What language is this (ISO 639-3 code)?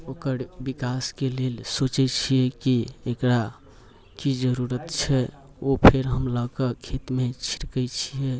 mai